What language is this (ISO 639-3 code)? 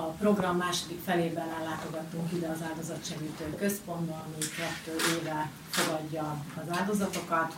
hun